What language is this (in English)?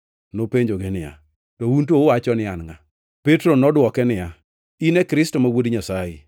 Luo (Kenya and Tanzania)